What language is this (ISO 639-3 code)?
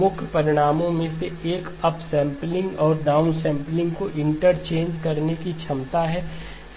hin